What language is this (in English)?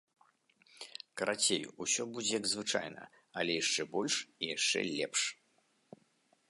Belarusian